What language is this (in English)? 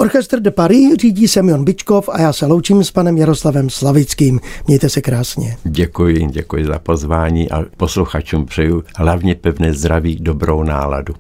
Czech